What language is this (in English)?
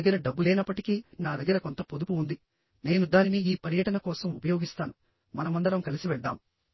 Telugu